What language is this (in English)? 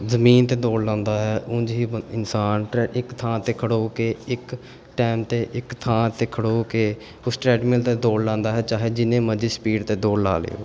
Punjabi